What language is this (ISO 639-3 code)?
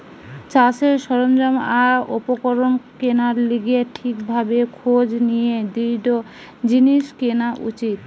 ben